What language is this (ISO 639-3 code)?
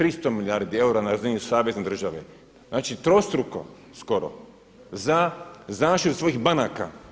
hrv